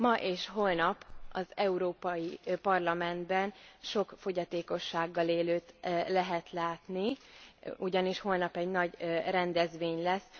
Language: Hungarian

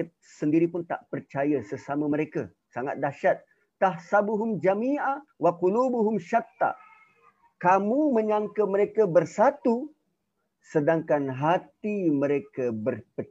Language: Malay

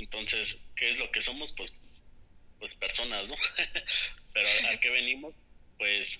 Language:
Spanish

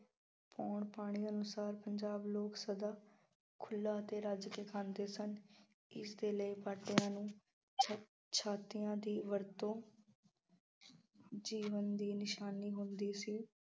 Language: Punjabi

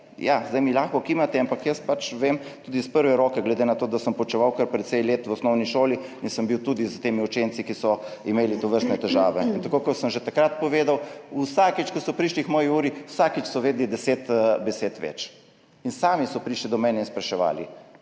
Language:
Slovenian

